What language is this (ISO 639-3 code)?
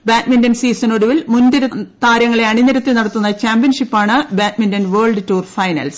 mal